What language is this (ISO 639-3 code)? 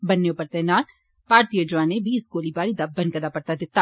doi